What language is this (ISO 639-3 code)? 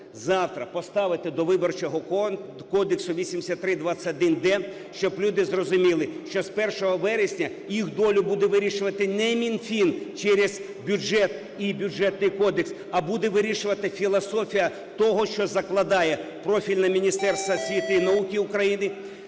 ukr